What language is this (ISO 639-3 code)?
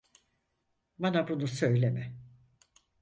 tur